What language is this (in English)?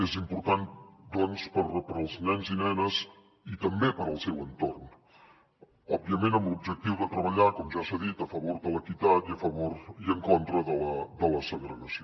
Catalan